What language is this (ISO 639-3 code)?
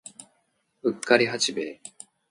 jpn